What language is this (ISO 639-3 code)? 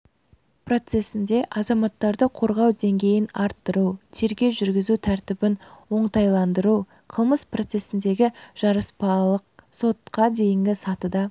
kaz